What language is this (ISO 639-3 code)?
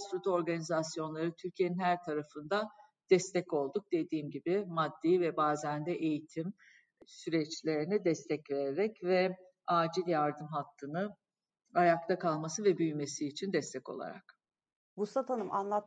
tur